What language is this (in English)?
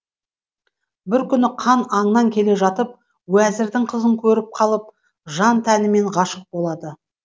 Kazakh